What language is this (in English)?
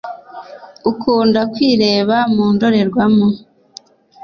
Kinyarwanda